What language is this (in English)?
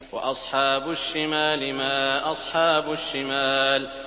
Arabic